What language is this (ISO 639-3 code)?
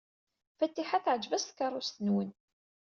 kab